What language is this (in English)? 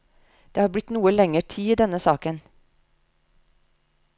Norwegian